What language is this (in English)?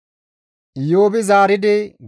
Gamo